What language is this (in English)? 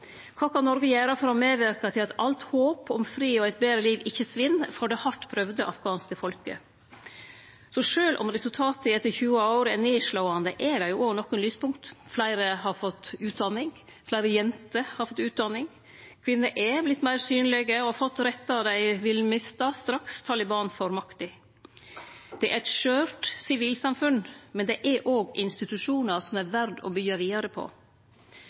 Norwegian Nynorsk